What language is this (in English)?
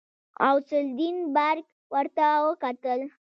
Pashto